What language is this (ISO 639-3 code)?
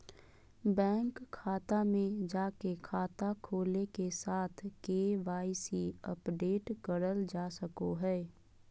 mag